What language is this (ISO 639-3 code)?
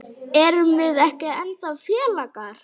isl